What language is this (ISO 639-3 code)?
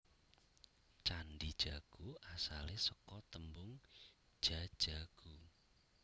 jav